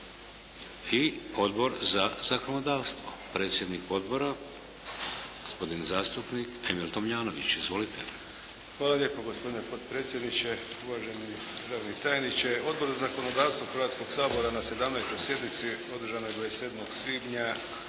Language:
Croatian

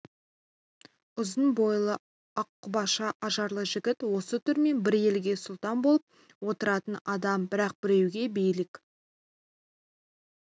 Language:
Kazakh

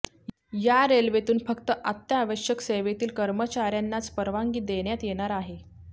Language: Marathi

